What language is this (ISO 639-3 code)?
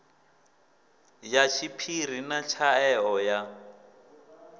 ven